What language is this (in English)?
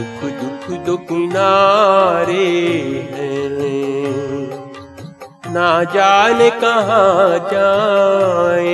Hindi